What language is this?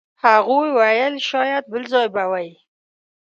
Pashto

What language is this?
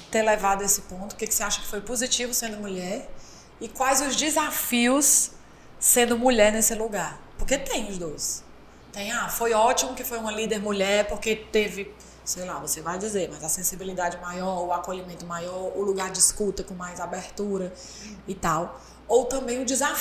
Portuguese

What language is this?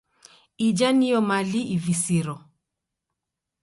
Taita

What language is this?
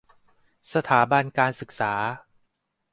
Thai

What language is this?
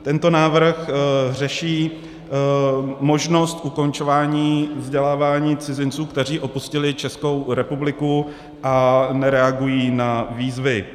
Czech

